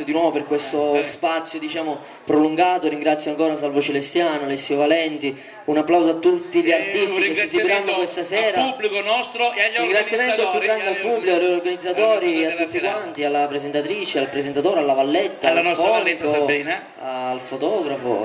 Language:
Italian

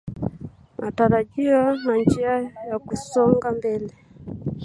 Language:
Swahili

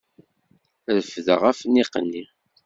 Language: Kabyle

